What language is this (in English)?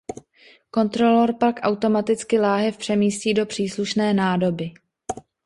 Czech